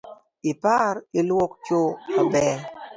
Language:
Luo (Kenya and Tanzania)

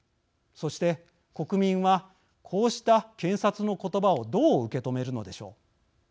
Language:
Japanese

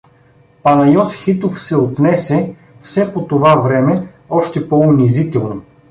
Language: Bulgarian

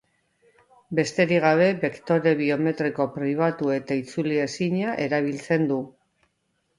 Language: Basque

